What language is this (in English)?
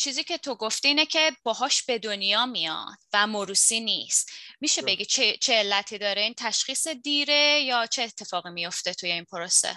Persian